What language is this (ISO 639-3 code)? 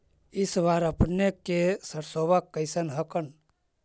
mag